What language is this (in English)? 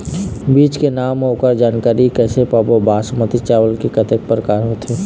Chhattisgarhi